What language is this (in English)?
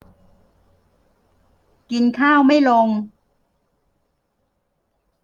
Thai